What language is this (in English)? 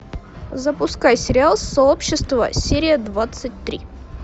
Russian